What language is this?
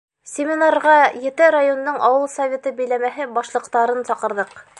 Bashkir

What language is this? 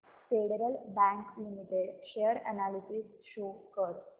Marathi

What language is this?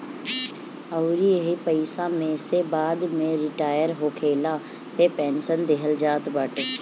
Bhojpuri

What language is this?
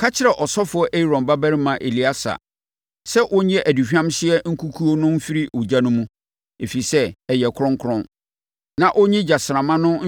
Akan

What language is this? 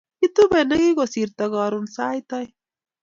Kalenjin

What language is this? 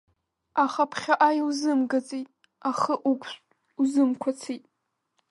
Abkhazian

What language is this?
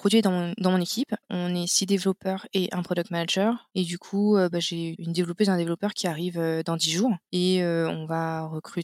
French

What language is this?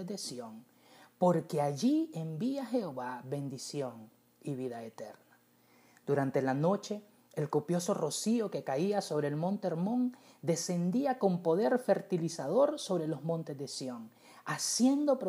Spanish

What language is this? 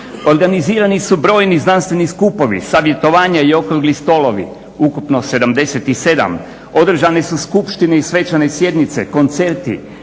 Croatian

